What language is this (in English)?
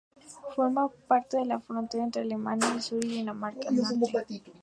Spanish